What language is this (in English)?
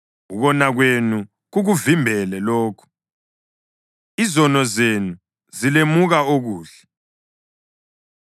North Ndebele